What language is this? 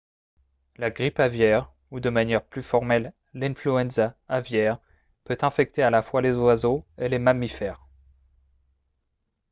French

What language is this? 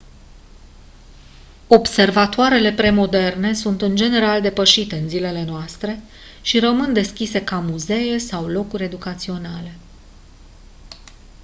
Romanian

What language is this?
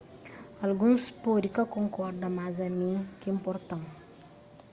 Kabuverdianu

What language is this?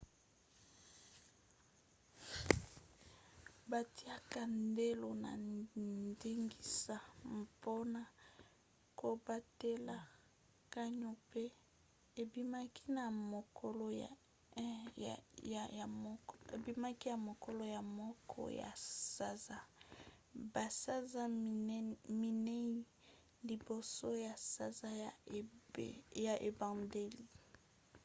Lingala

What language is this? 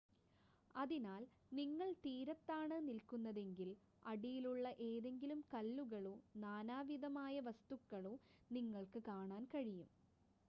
Malayalam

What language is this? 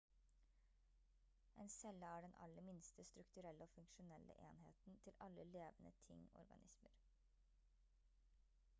Norwegian Bokmål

